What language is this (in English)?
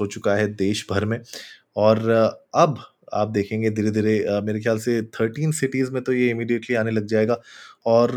Hindi